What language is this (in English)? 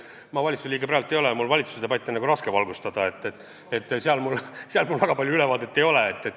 Estonian